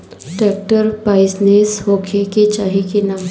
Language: Bhojpuri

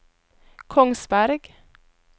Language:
Norwegian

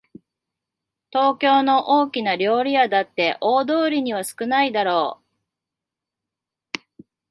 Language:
Japanese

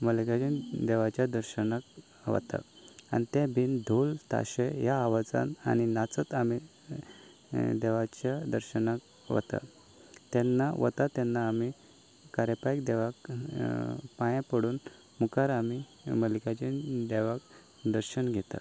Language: Konkani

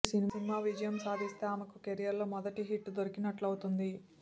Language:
Telugu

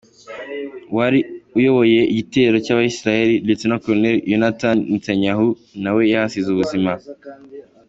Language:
Kinyarwanda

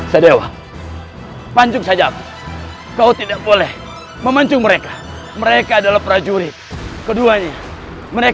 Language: Indonesian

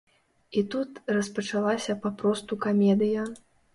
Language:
Belarusian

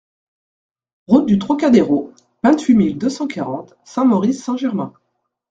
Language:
French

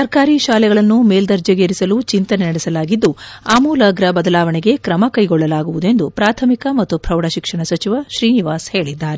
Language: Kannada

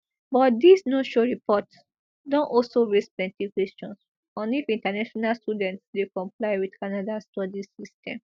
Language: Nigerian Pidgin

